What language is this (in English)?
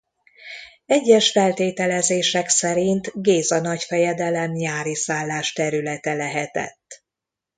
Hungarian